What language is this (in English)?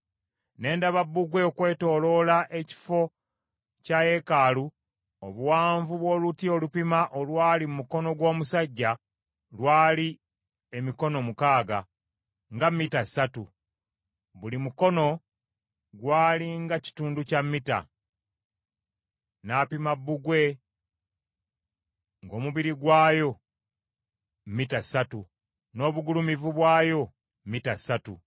Ganda